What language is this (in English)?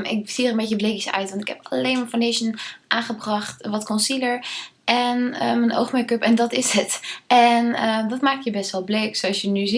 Dutch